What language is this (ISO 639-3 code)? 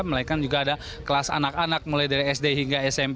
ind